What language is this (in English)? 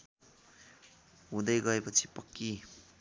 Nepali